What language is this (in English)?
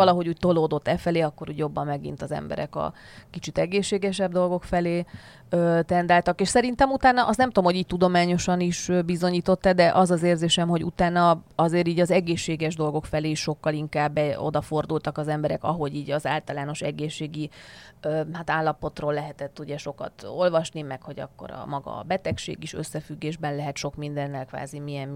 Hungarian